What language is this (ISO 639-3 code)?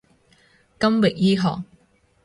yue